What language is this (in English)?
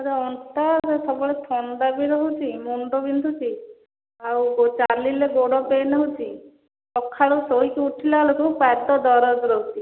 Odia